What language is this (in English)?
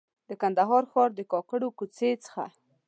Pashto